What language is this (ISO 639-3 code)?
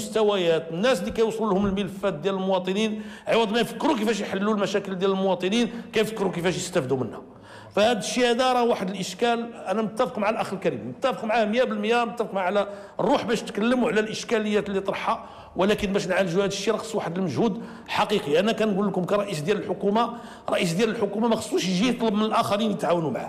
ara